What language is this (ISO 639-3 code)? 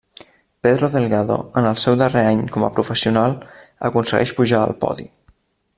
cat